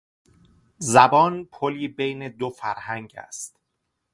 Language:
Persian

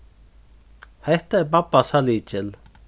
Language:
Faroese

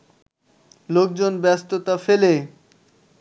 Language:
Bangla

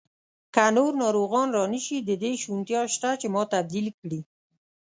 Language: Pashto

